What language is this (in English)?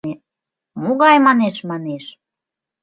Mari